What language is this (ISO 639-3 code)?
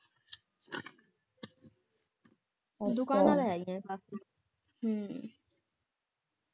pan